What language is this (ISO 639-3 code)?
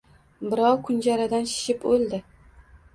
uzb